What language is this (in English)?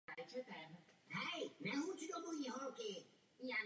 Czech